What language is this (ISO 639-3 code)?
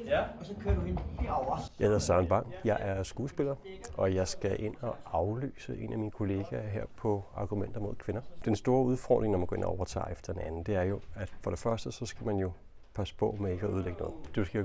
dan